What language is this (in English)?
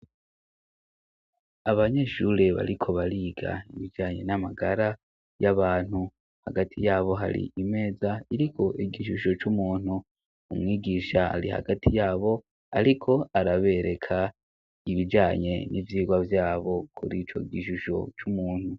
Rundi